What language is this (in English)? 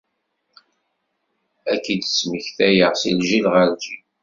Kabyle